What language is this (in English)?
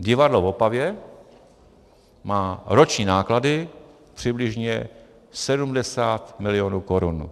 Czech